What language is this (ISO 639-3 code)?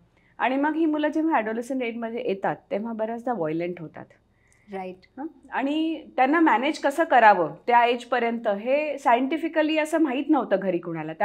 mar